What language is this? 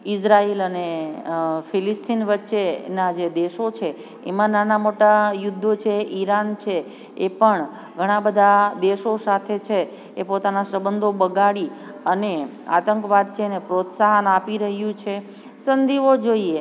Gujarati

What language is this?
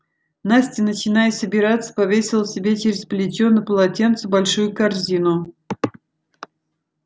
Russian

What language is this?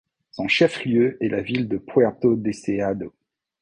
French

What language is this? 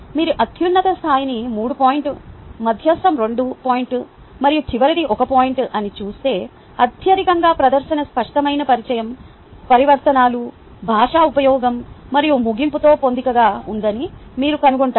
Telugu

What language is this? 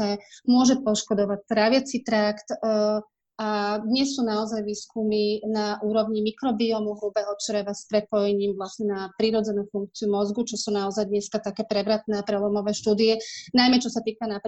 Slovak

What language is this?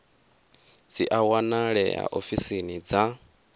Venda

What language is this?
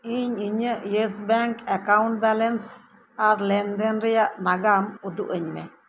Santali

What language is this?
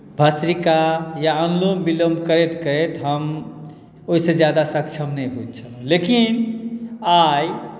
Maithili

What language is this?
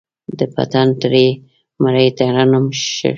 Pashto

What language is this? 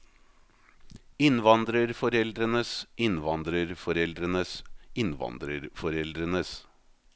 Norwegian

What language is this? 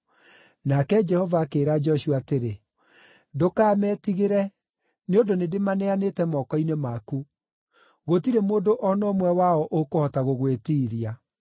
Kikuyu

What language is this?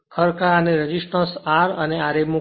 Gujarati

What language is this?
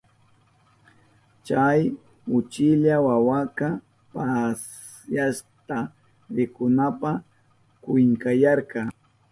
Southern Pastaza Quechua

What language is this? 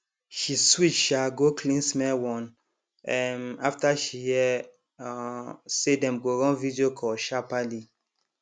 Nigerian Pidgin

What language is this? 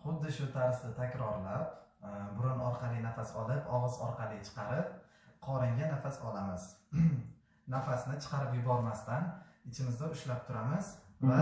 Uzbek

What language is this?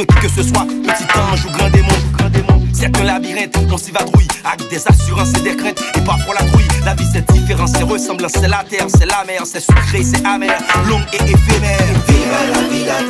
French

